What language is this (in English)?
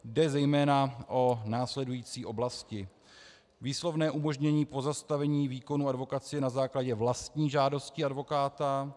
Czech